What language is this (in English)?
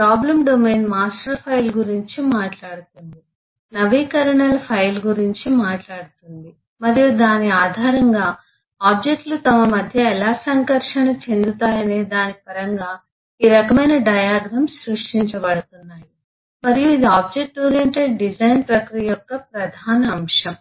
Telugu